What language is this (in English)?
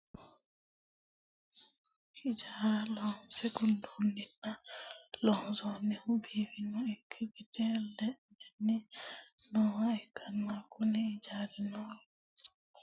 Sidamo